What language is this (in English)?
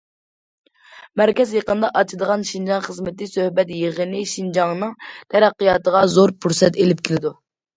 Uyghur